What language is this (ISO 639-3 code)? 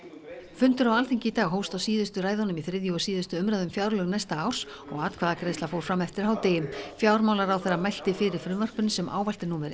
isl